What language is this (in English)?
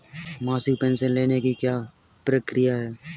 Hindi